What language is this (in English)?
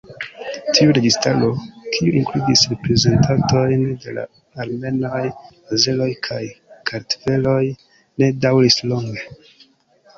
Esperanto